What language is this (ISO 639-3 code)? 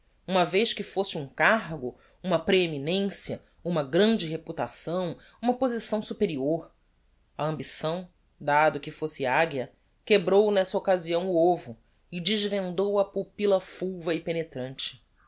por